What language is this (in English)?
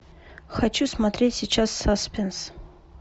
Russian